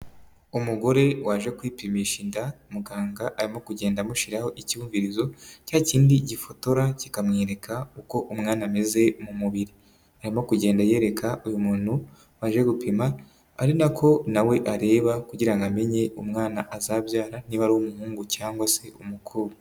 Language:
Kinyarwanda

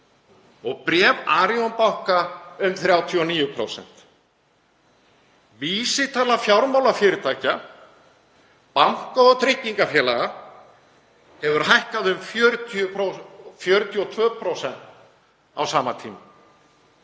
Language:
Icelandic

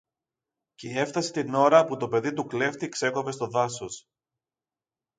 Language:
Greek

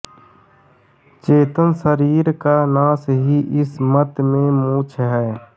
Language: Hindi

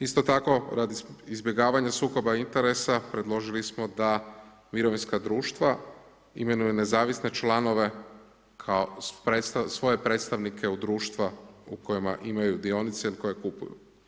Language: Croatian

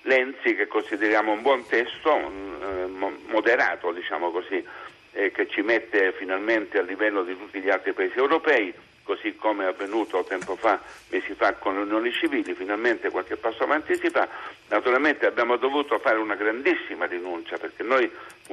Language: Italian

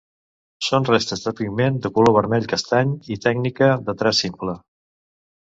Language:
Catalan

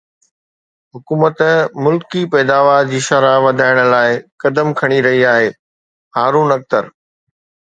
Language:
Sindhi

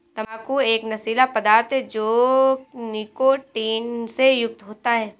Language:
Hindi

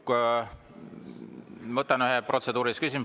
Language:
Estonian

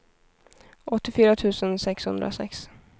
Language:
Swedish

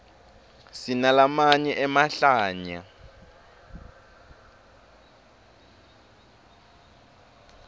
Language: Swati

